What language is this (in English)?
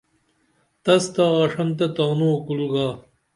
Dameli